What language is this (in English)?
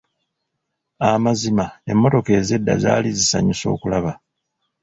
Ganda